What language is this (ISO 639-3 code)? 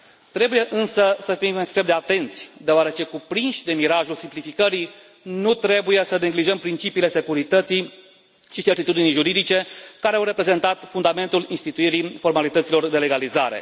ron